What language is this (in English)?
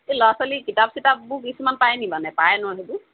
Assamese